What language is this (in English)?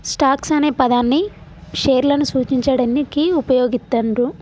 Telugu